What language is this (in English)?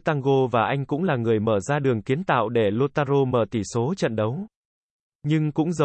Vietnamese